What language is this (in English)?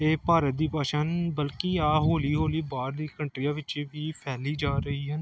Punjabi